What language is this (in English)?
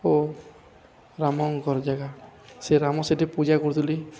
Odia